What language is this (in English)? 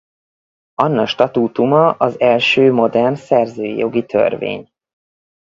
Hungarian